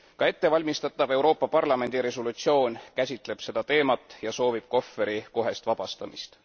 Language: Estonian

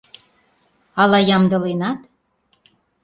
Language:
Mari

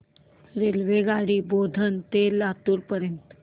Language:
Marathi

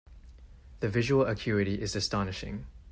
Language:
English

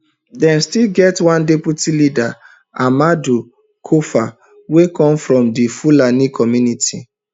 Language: Nigerian Pidgin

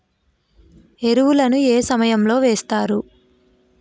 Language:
Telugu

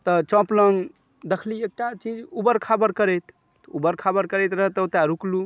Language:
Maithili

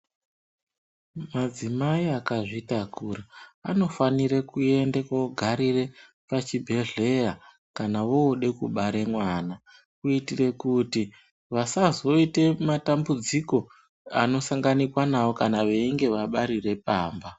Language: Ndau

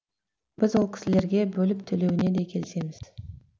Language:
Kazakh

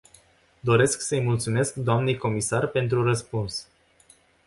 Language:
Romanian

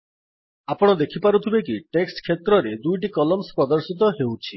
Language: Odia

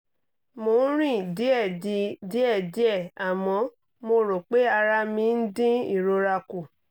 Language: Yoruba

